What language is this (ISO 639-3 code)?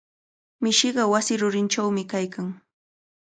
qvl